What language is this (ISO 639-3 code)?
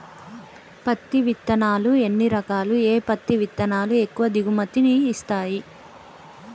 tel